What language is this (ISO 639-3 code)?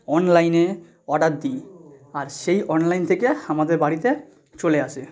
ben